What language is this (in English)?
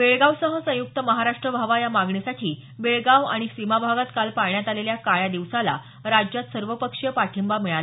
Marathi